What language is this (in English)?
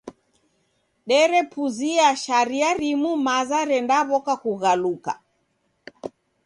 Taita